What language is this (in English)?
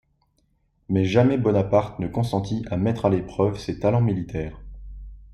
French